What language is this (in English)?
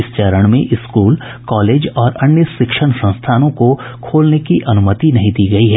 Hindi